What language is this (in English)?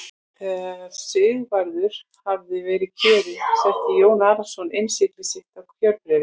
Icelandic